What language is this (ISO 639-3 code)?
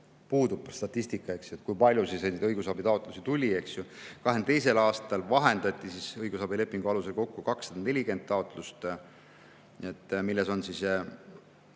est